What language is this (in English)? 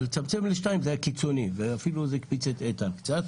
Hebrew